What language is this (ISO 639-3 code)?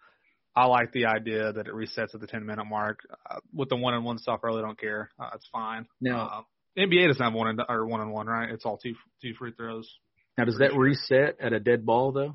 eng